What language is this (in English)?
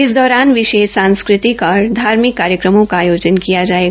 Hindi